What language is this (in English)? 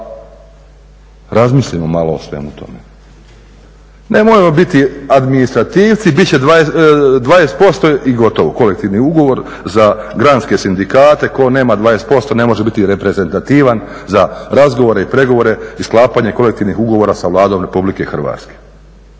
Croatian